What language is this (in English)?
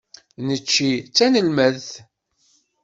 Kabyle